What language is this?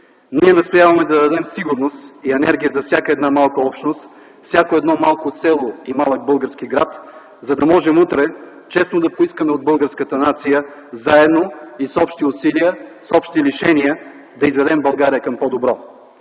Bulgarian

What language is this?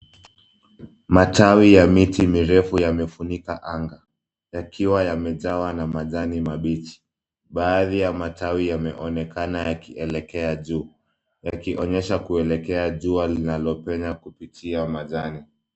Swahili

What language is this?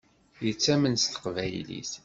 Kabyle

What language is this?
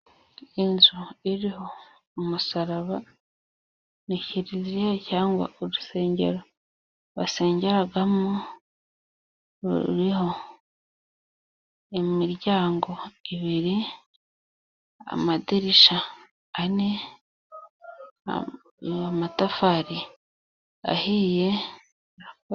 Kinyarwanda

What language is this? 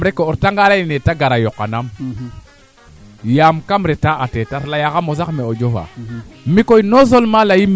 Serer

